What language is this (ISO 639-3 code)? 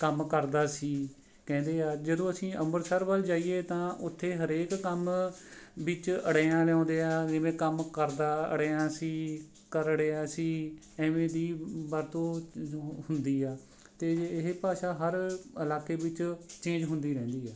pan